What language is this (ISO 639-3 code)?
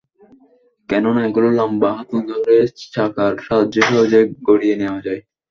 ben